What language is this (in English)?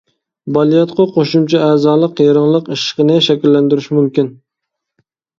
Uyghur